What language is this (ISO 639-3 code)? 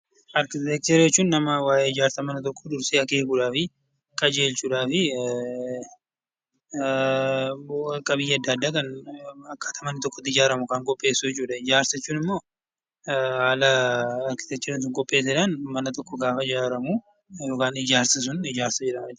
orm